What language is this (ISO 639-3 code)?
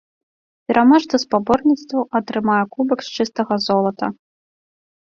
bel